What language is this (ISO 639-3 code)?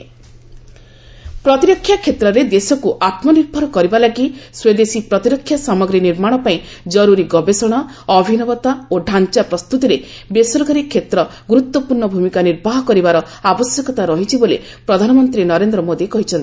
ori